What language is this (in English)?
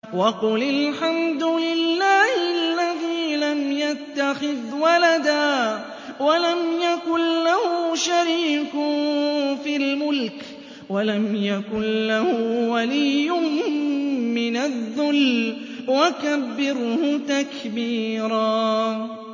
Arabic